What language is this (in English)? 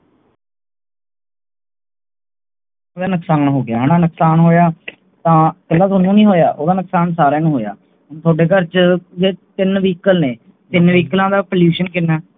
Punjabi